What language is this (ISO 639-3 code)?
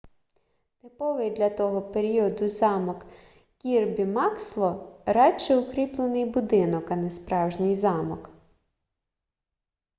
ukr